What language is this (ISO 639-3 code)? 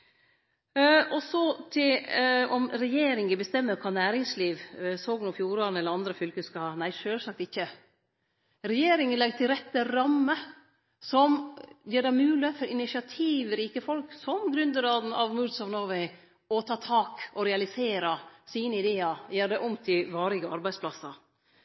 nno